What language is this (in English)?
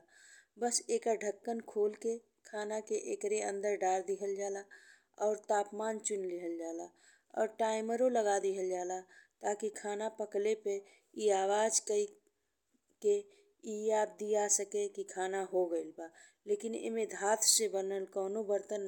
Bhojpuri